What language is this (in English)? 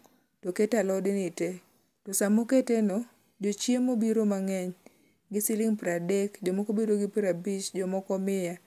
Luo (Kenya and Tanzania)